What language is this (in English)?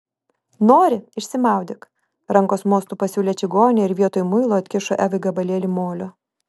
Lithuanian